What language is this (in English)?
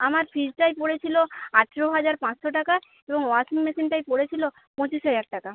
Bangla